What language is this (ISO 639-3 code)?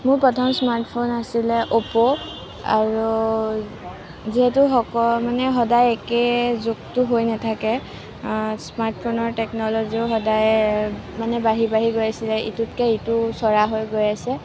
asm